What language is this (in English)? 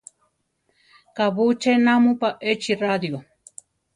Central Tarahumara